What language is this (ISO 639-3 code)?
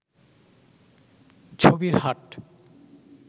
ben